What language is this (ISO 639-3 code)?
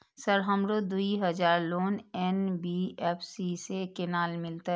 mai